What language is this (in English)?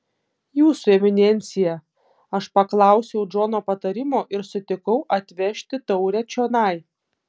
Lithuanian